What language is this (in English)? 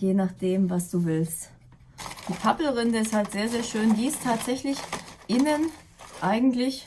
German